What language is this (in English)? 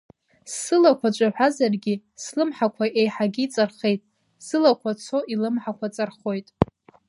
Abkhazian